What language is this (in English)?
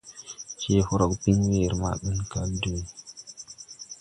Tupuri